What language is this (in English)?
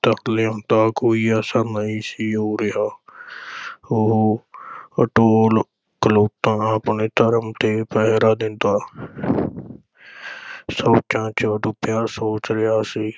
Punjabi